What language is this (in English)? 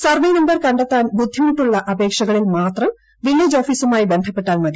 Malayalam